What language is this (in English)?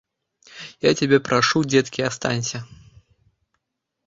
Belarusian